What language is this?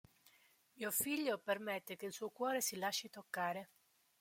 Italian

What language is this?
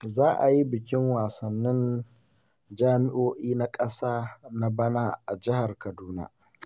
Hausa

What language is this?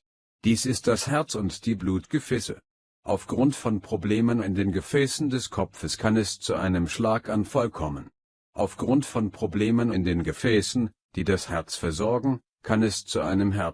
German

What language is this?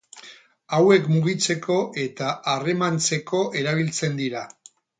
Basque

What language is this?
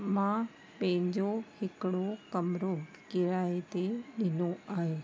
Sindhi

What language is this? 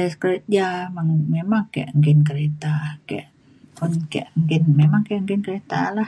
Mainstream Kenyah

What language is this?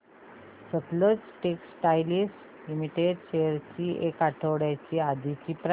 Marathi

